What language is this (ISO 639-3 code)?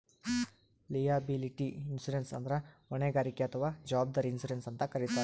kan